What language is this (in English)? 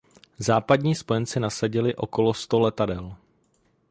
Czech